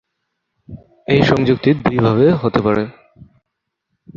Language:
Bangla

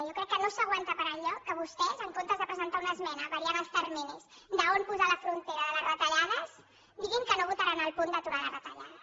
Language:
Catalan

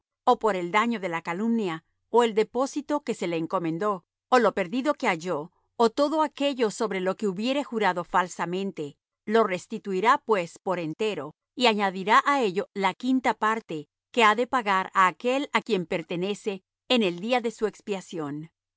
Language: Spanish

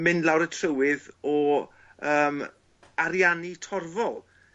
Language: Welsh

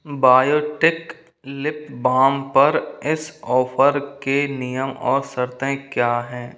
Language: Hindi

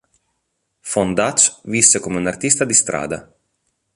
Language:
Italian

